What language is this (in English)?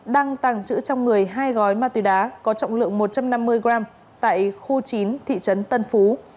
Vietnamese